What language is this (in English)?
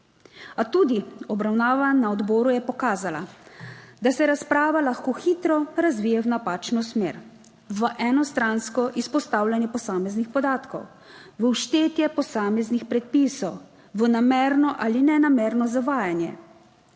Slovenian